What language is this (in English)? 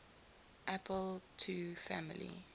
English